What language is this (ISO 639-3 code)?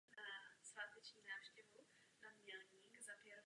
ces